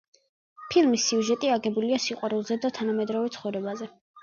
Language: Georgian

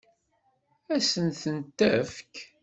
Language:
Kabyle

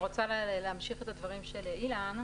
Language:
Hebrew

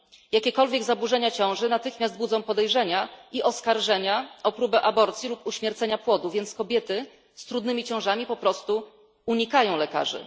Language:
Polish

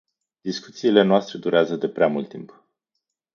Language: Romanian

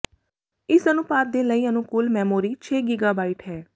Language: Punjabi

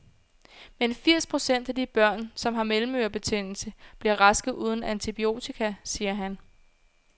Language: Danish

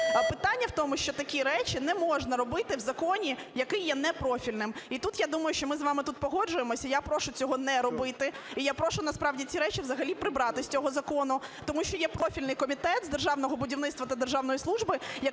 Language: Ukrainian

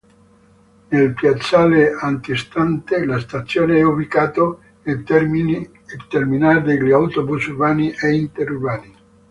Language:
Italian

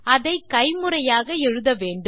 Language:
Tamil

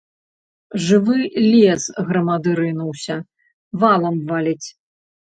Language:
Belarusian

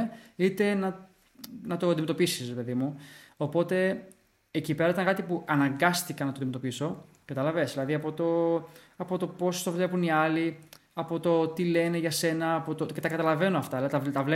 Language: Greek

